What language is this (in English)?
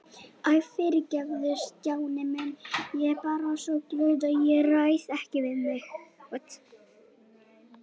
Icelandic